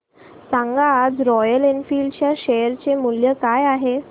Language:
Marathi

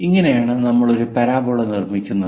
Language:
Malayalam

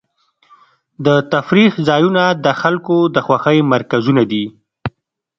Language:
Pashto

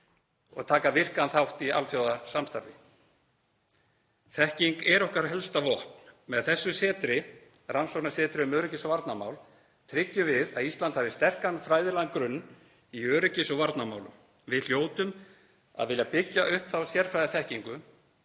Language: Icelandic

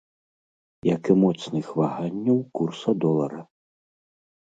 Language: Belarusian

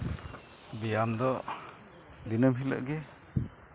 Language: Santali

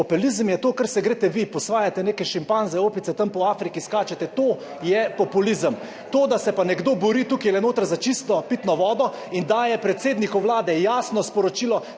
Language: Slovenian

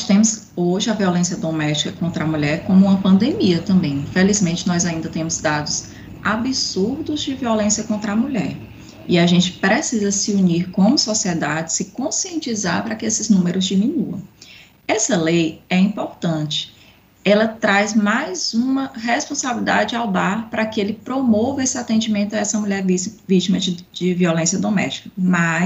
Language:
Portuguese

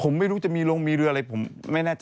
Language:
Thai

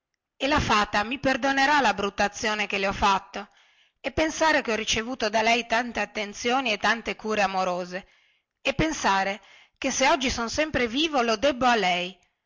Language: Italian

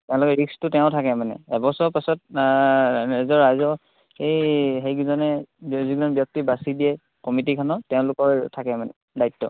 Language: Assamese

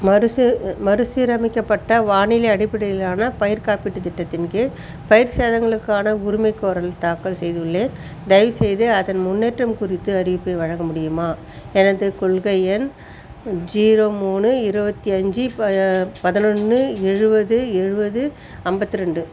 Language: Tamil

